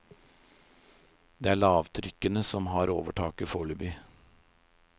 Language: Norwegian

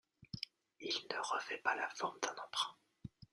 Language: French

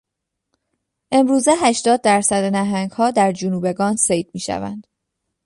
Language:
Persian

